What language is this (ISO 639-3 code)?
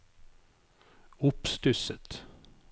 nor